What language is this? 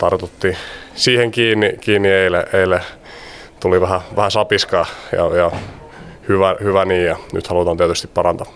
Finnish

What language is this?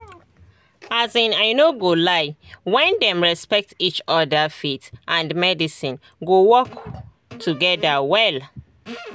Nigerian Pidgin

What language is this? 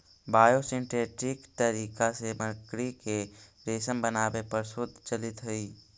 Magahi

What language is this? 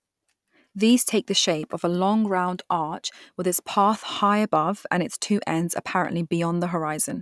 English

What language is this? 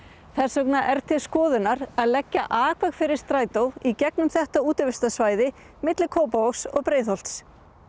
Icelandic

